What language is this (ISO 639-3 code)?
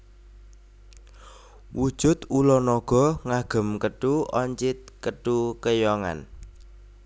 jav